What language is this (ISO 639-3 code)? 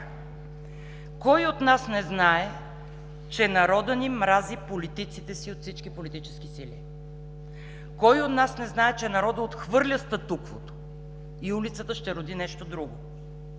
bul